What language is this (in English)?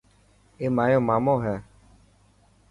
Dhatki